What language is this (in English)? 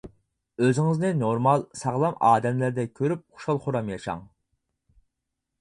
Uyghur